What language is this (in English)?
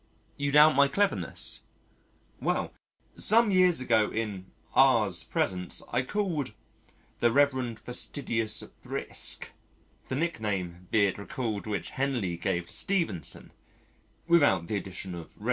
English